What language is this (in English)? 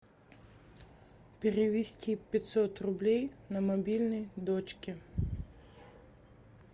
Russian